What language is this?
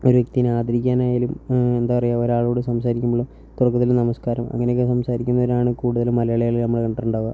Malayalam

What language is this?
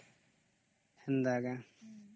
Odia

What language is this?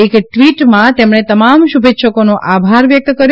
Gujarati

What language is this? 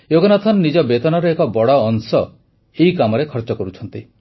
Odia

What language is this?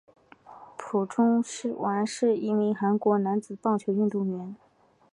Chinese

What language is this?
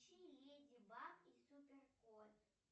Russian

